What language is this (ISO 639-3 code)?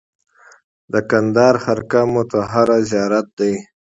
pus